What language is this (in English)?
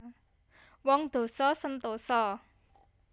Javanese